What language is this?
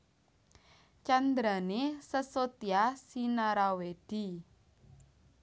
Javanese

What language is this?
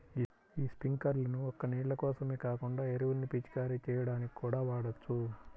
Telugu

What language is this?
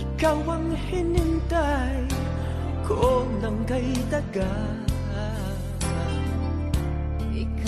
Vietnamese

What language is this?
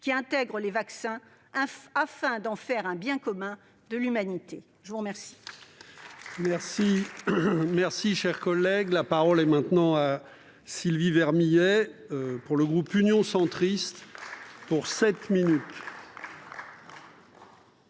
French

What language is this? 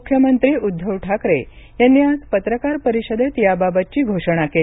Marathi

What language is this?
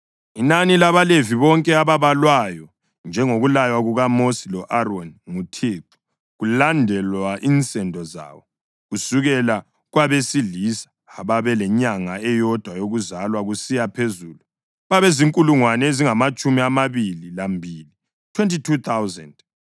North Ndebele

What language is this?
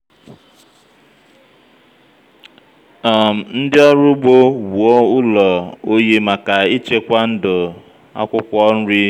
Igbo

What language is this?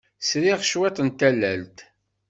Kabyle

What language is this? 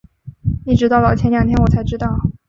Chinese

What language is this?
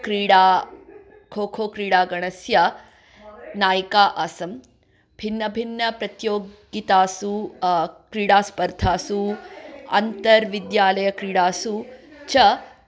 Sanskrit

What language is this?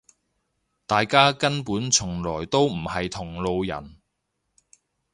Cantonese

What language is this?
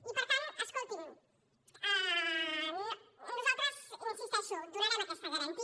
Catalan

